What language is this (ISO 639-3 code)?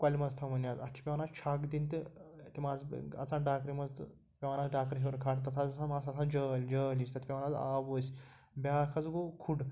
kas